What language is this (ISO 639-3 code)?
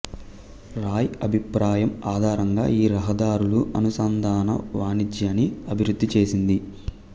tel